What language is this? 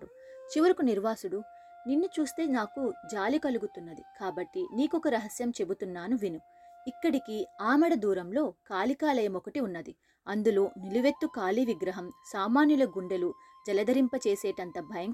Telugu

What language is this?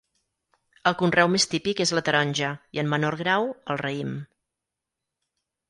Catalan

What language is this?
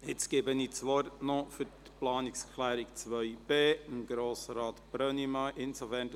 Swiss German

